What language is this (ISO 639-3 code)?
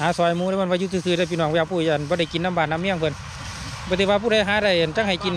tha